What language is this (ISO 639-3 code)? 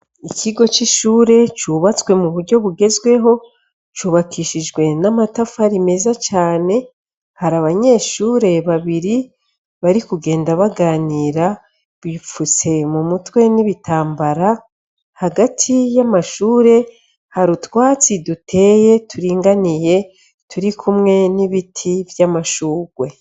run